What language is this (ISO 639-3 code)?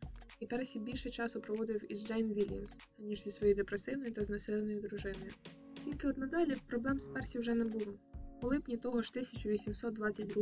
ukr